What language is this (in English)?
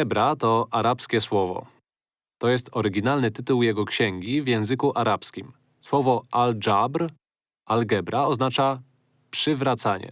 Polish